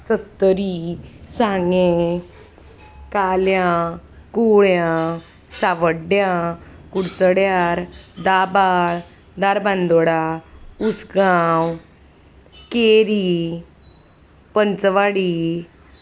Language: Konkani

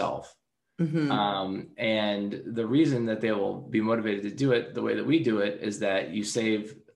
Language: English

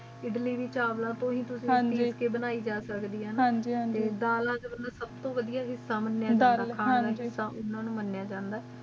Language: Punjabi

